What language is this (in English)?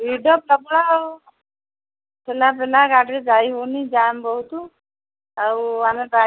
Odia